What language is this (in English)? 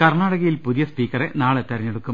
Malayalam